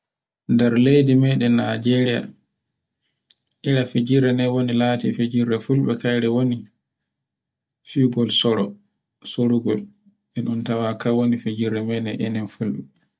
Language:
Borgu Fulfulde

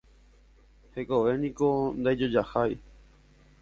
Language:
Guarani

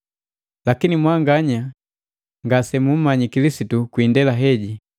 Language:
Matengo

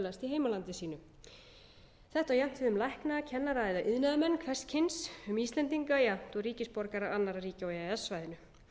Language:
Icelandic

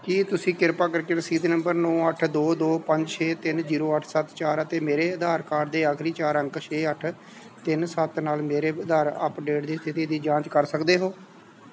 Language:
Punjabi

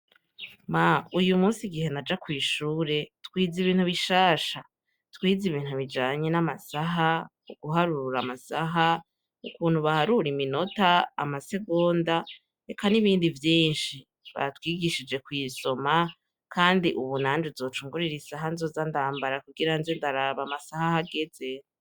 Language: Rundi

